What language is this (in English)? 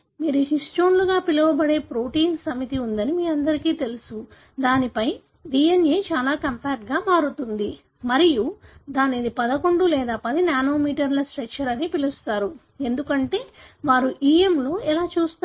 Telugu